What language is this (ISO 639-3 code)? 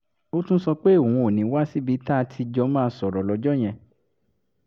yor